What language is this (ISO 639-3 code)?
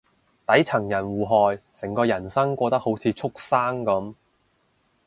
yue